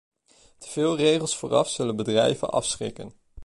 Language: Dutch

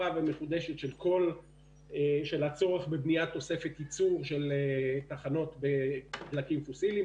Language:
Hebrew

